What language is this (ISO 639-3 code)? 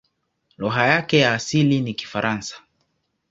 swa